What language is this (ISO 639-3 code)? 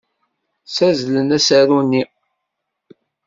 kab